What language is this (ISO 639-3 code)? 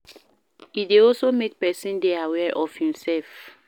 pcm